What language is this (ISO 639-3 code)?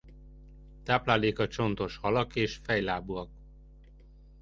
hun